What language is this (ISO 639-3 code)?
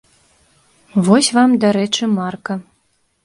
bel